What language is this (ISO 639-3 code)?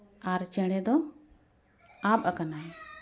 sat